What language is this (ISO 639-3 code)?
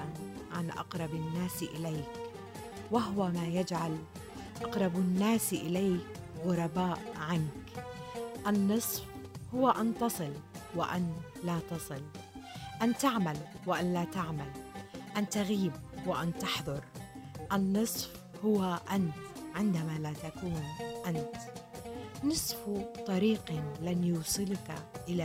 ara